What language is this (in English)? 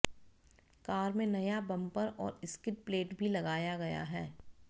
Hindi